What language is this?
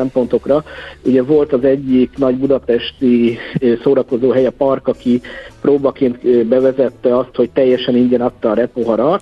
Hungarian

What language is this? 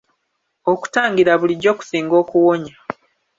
Ganda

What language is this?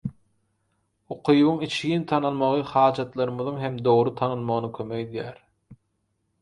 Turkmen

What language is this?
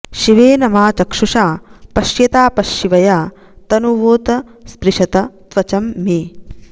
Sanskrit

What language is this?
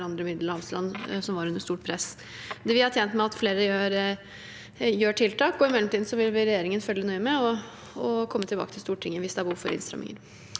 Norwegian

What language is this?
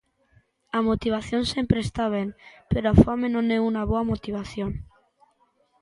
Galician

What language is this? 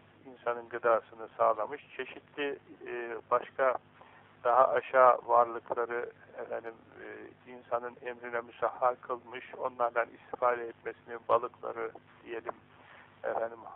Turkish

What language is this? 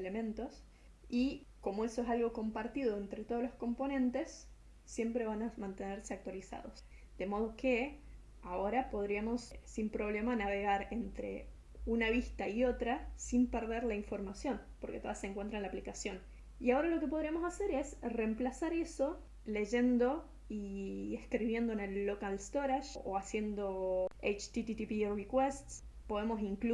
Spanish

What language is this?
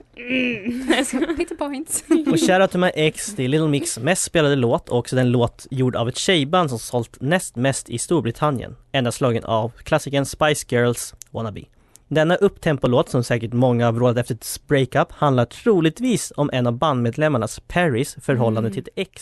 Swedish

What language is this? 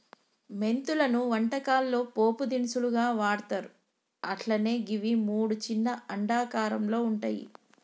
Telugu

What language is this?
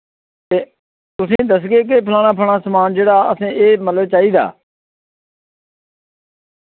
Dogri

